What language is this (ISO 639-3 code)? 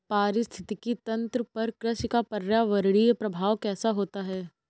hin